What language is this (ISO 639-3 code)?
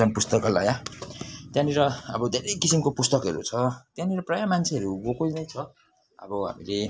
nep